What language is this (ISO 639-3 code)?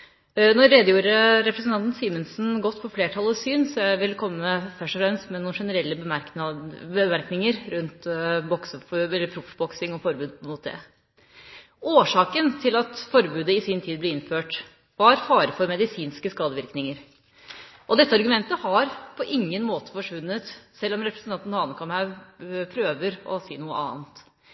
nob